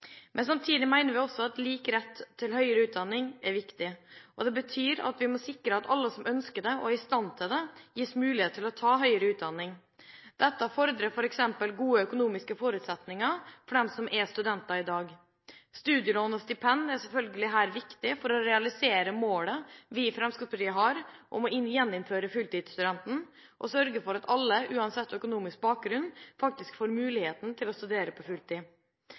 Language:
Norwegian Bokmål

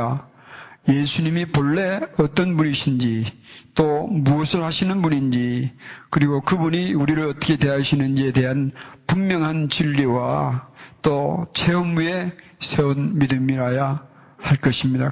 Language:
Korean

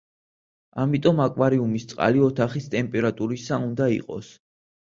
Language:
Georgian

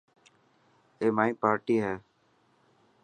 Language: Dhatki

